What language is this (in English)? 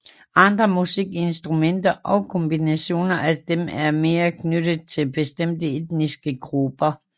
Danish